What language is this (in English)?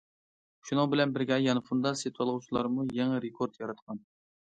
Uyghur